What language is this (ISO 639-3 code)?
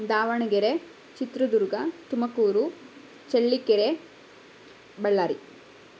kan